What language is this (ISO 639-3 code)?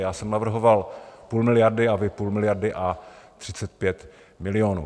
ces